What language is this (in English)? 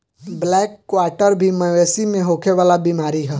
Bhojpuri